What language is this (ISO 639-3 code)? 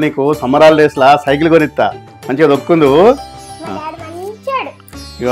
tel